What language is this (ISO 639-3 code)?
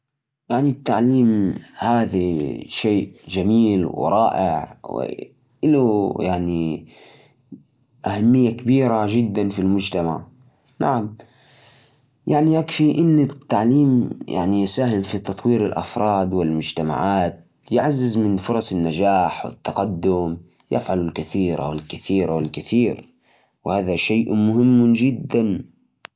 ars